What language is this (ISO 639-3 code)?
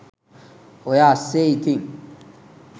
sin